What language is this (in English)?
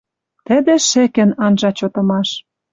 Western Mari